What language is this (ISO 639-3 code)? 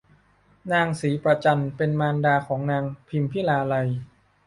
tha